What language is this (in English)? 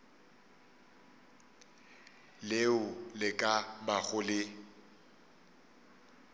Northern Sotho